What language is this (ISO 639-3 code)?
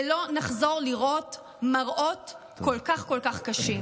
heb